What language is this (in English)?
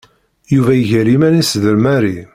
Kabyle